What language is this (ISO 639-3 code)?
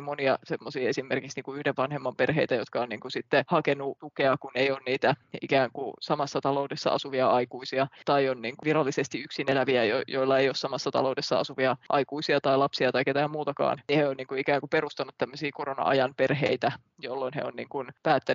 fin